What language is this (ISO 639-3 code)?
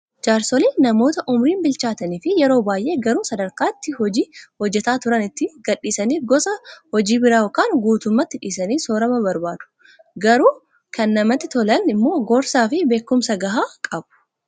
orm